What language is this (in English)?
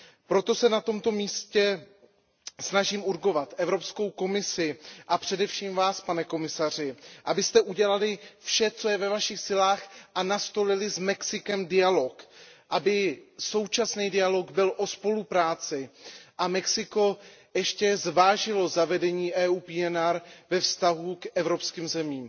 Czech